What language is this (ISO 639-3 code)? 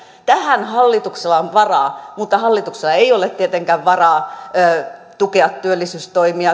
fin